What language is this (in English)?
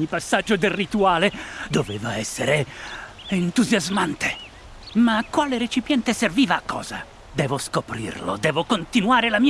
Italian